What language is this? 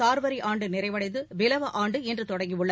Tamil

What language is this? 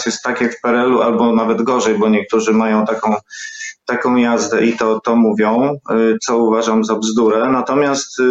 Polish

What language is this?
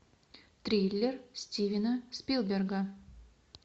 Russian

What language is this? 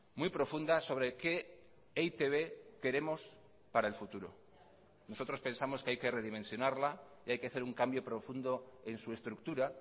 Spanish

